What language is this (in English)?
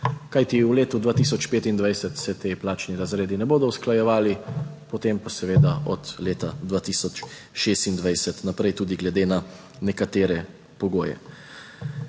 Slovenian